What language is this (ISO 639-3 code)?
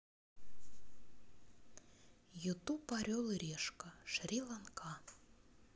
rus